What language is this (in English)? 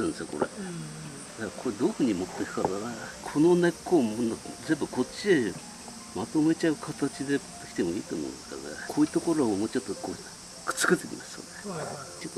Japanese